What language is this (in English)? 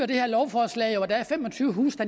Danish